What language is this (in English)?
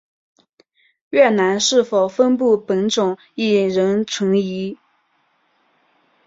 Chinese